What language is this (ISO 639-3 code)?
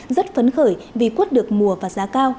vie